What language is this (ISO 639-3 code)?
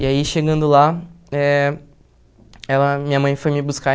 por